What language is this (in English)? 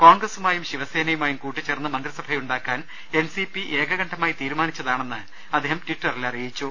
Malayalam